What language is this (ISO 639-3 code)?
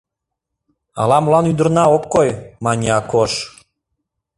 chm